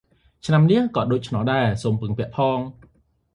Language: Khmer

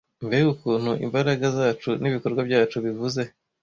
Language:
Kinyarwanda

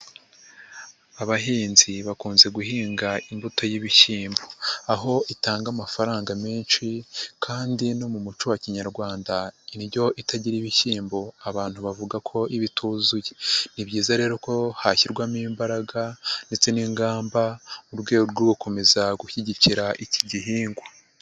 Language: Kinyarwanda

